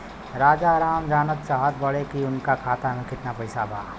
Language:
Bhojpuri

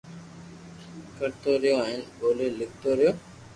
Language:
Loarki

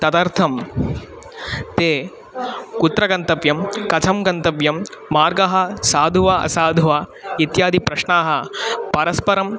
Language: Sanskrit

